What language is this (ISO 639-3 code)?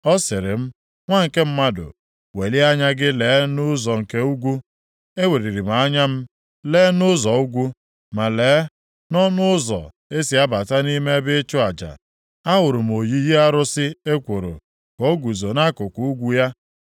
ibo